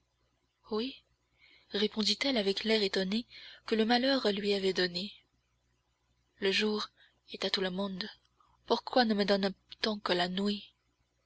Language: French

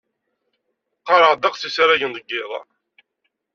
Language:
Kabyle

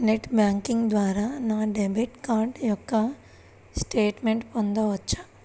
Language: Telugu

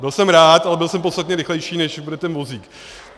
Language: Czech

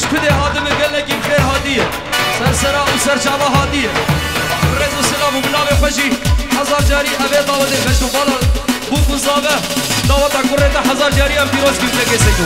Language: Arabic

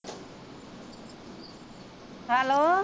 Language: Punjabi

